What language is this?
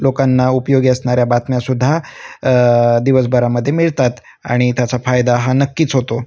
Marathi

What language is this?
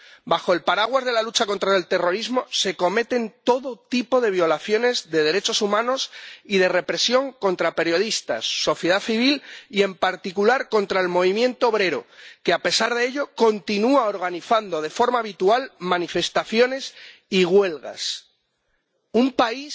Spanish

